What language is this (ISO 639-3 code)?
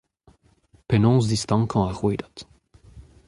bre